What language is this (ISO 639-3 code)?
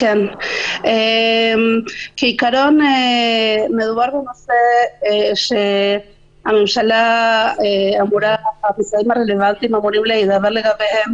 heb